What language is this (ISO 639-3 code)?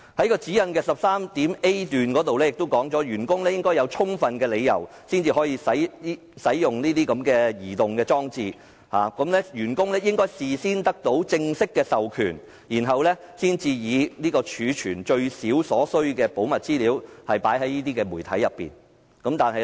yue